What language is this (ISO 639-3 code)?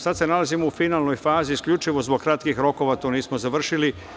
srp